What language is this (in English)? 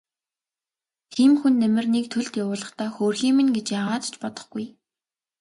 Mongolian